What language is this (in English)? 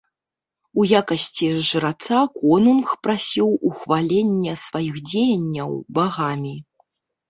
Belarusian